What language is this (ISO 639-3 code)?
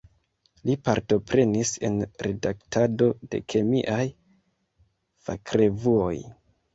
epo